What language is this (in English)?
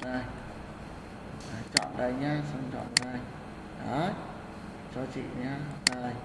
Vietnamese